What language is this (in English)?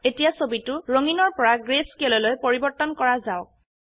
Assamese